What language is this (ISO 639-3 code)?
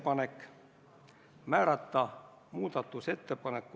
est